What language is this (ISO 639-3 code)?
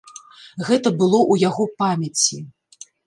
bel